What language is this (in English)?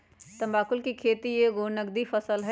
Magahi